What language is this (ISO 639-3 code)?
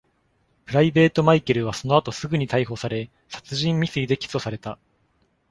jpn